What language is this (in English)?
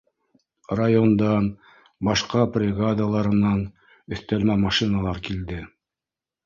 Bashkir